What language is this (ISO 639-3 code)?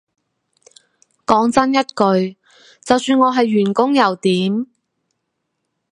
yue